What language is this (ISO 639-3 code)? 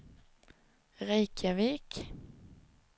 swe